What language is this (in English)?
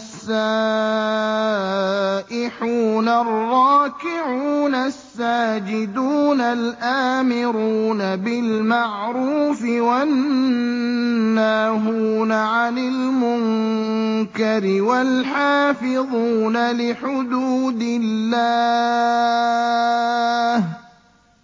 Arabic